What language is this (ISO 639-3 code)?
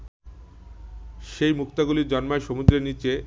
ben